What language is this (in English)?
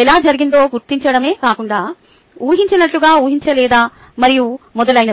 Telugu